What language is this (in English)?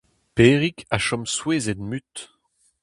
Breton